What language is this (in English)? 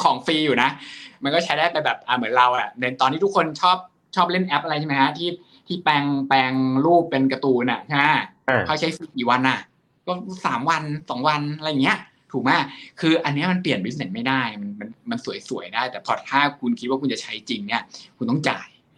Thai